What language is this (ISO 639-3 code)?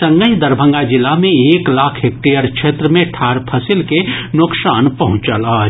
mai